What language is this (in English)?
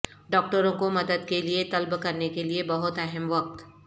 Urdu